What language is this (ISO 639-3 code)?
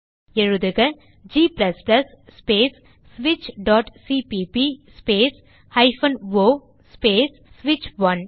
tam